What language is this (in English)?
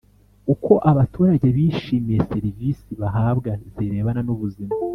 Kinyarwanda